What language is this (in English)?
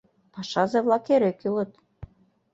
Mari